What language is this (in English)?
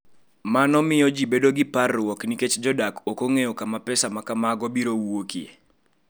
Luo (Kenya and Tanzania)